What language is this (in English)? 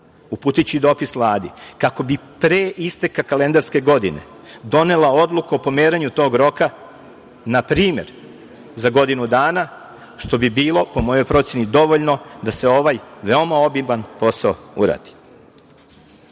Serbian